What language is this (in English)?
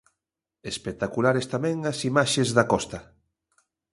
Galician